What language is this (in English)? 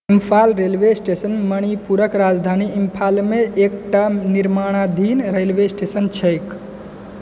Maithili